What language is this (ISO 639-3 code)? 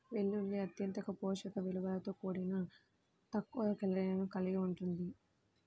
tel